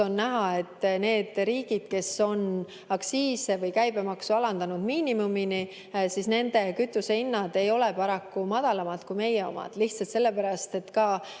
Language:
Estonian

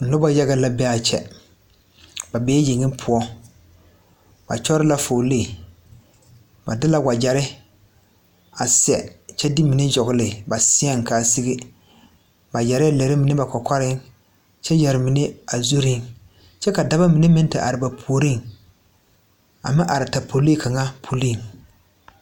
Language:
Southern Dagaare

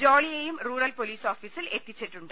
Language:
Malayalam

